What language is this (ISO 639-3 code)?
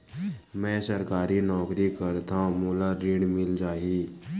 hne